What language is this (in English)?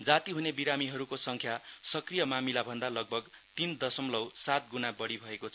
Nepali